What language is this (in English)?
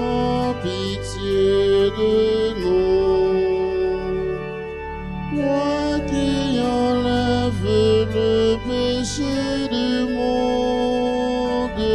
French